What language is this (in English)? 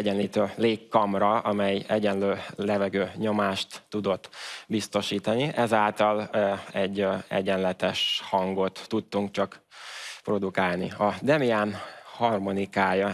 Hungarian